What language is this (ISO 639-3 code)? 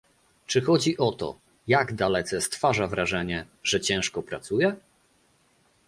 pol